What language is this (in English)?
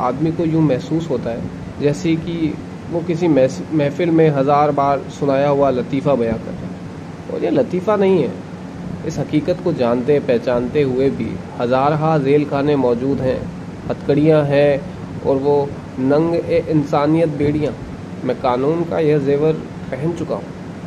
Hindi